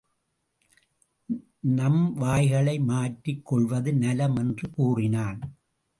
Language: Tamil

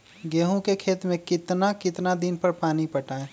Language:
Magahi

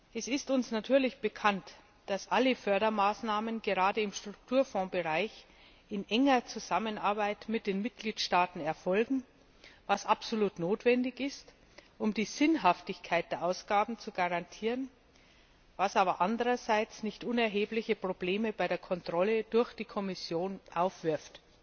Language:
German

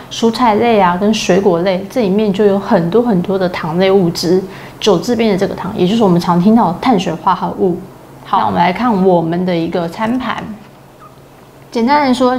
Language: Chinese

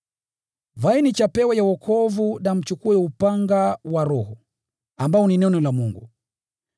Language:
Swahili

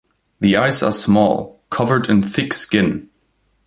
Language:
English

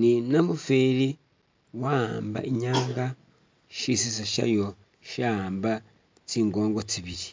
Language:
Masaaba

